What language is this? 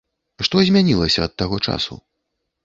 Belarusian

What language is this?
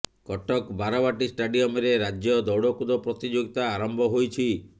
Odia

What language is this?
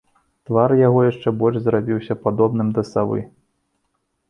Belarusian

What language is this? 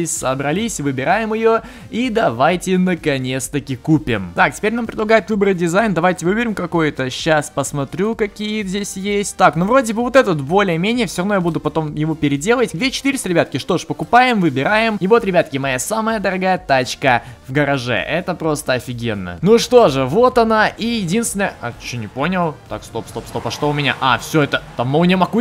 Russian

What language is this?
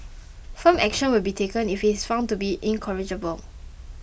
English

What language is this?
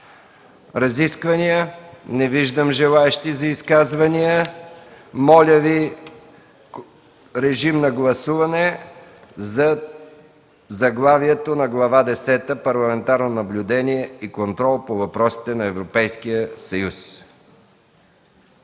Bulgarian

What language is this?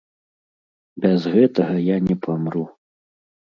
Belarusian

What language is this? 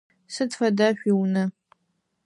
Adyghe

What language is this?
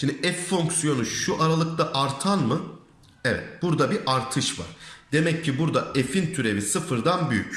Turkish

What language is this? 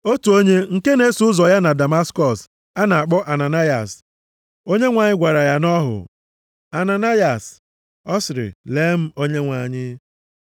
Igbo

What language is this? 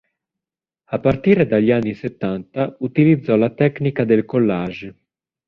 Italian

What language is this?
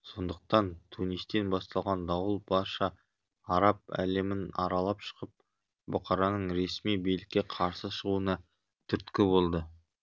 Kazakh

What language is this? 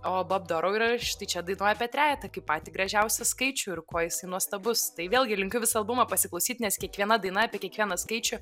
Lithuanian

